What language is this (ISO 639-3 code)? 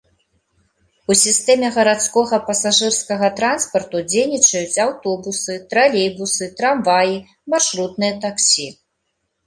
bel